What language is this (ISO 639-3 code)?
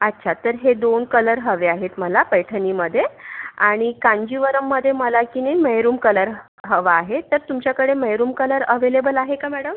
mar